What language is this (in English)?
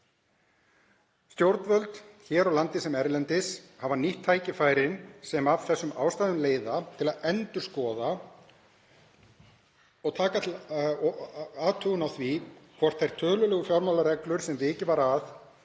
Icelandic